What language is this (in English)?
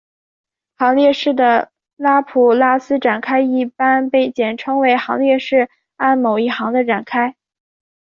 Chinese